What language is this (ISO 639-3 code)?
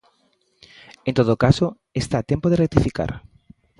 glg